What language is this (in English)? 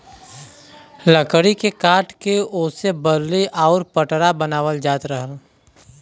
Bhojpuri